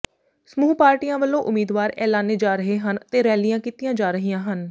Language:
Punjabi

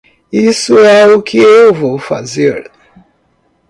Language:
Portuguese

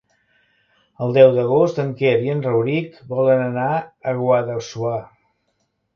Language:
Catalan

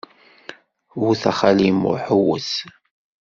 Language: Kabyle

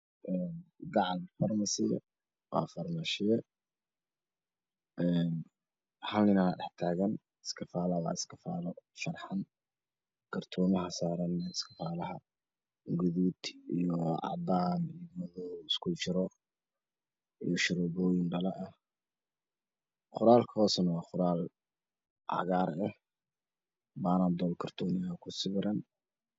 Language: Somali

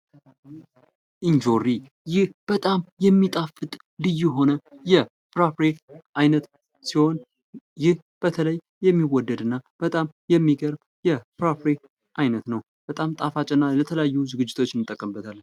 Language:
Amharic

